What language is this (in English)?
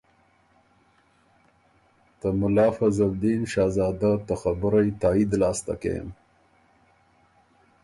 Ormuri